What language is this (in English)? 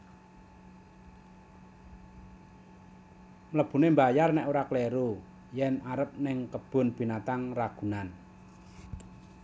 Javanese